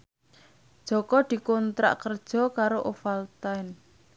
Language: Javanese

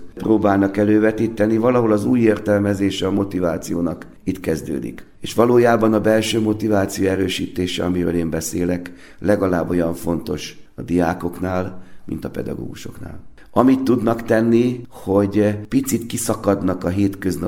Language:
Hungarian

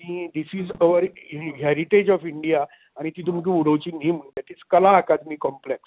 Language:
Konkani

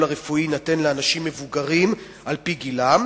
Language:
Hebrew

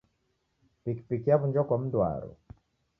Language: Taita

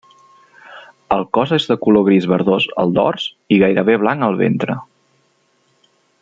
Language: Catalan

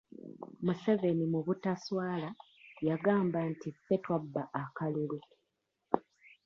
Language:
Ganda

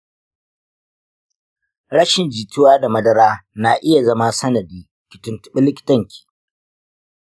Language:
Hausa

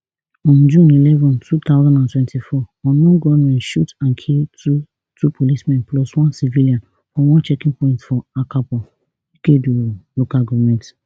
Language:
Nigerian Pidgin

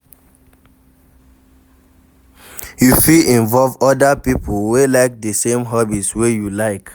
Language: Nigerian Pidgin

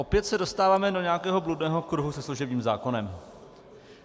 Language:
Czech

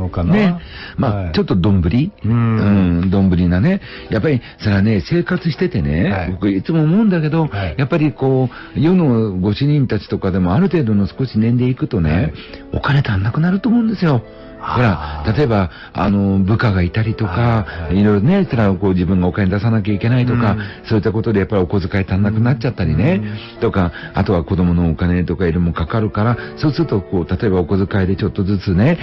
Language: Japanese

